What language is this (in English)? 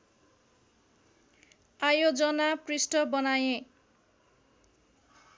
Nepali